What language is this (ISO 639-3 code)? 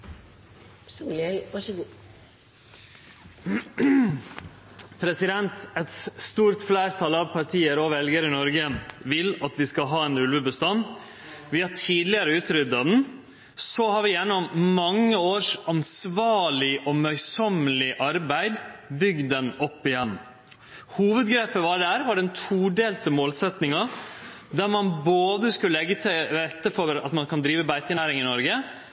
nor